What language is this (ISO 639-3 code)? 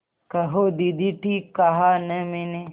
hin